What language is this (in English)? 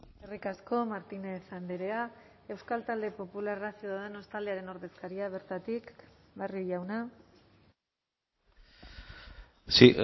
Basque